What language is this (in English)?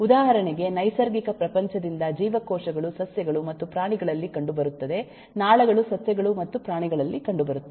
Kannada